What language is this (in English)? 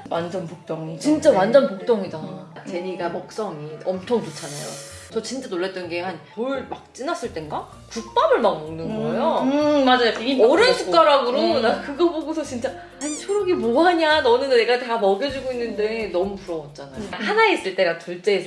Korean